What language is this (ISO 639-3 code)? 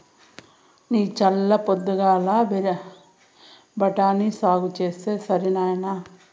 tel